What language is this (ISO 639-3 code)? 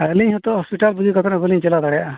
sat